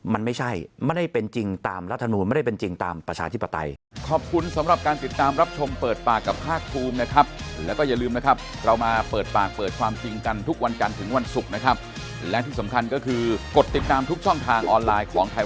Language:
Thai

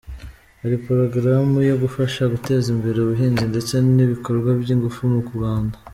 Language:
Kinyarwanda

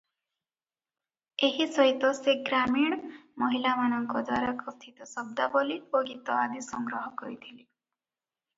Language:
Odia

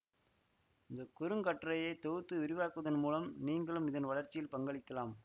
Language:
Tamil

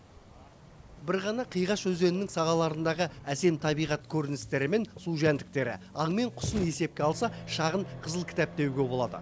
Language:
Kazakh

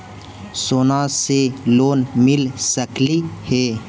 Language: Magahi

